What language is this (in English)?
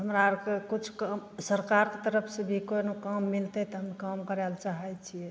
Maithili